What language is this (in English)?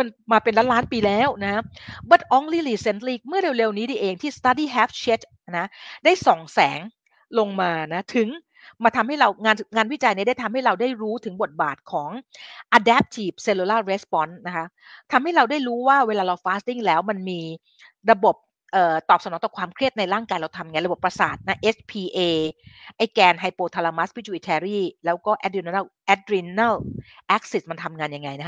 Thai